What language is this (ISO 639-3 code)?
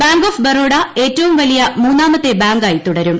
mal